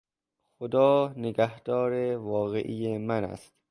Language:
Persian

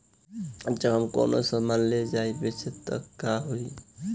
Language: Bhojpuri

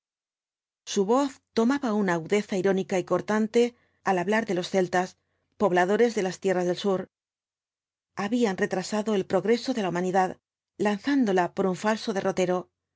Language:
Spanish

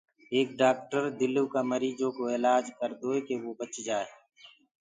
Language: Gurgula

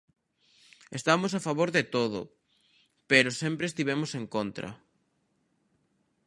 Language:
Galician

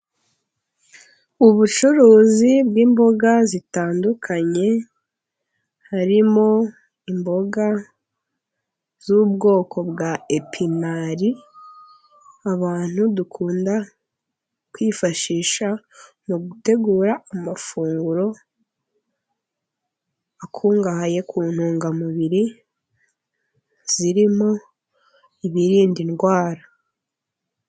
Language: Kinyarwanda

